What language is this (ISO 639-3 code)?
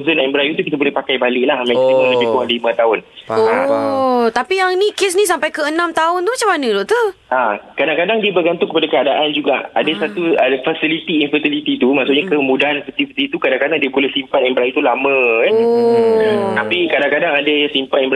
msa